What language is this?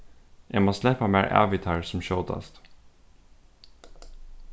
Faroese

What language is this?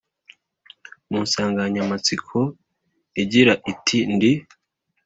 Kinyarwanda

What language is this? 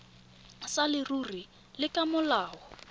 Tswana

